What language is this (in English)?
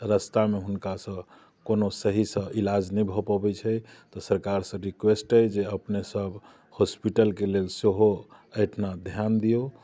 Maithili